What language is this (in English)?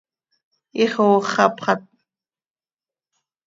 Seri